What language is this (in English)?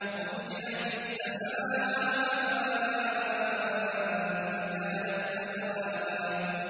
Arabic